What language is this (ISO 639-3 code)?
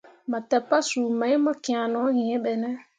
mua